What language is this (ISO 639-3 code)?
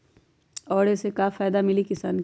mag